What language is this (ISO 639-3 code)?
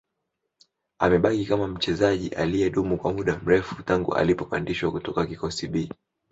swa